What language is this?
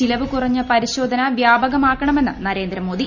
Malayalam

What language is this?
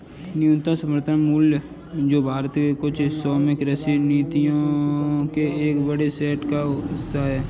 Hindi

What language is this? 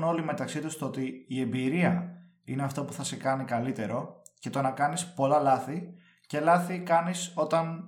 Greek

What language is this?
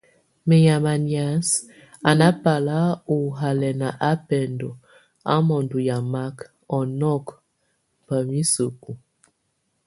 Tunen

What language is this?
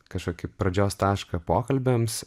Lithuanian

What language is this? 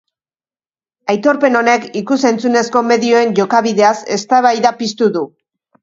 Basque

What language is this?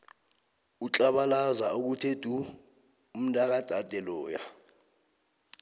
South Ndebele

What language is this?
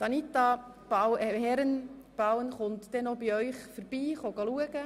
Swiss German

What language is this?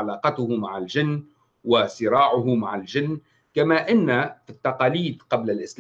Arabic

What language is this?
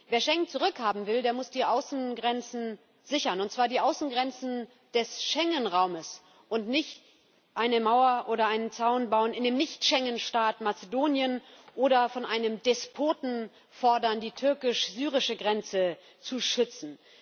German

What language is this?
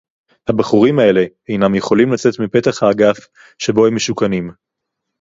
Hebrew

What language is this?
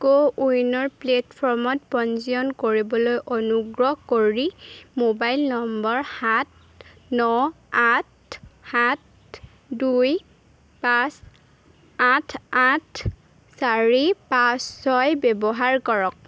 Assamese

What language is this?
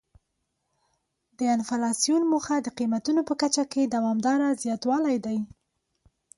Pashto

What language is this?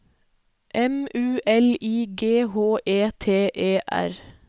Norwegian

